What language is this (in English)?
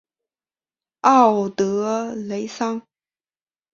Chinese